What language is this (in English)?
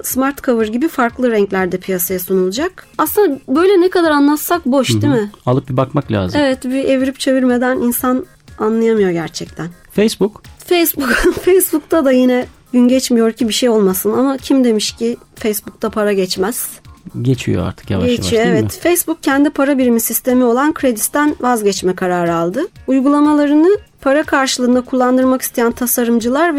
Turkish